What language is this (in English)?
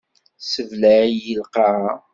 Kabyle